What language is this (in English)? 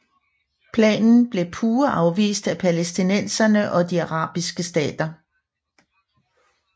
Danish